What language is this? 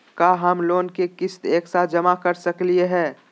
Magahi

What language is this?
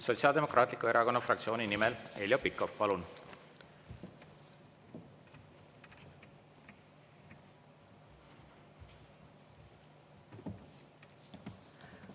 Estonian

